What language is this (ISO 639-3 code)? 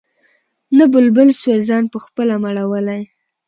pus